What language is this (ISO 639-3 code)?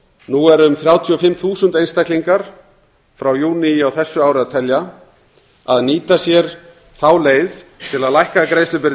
isl